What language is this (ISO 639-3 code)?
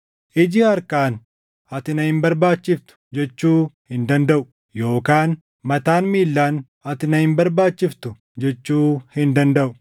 orm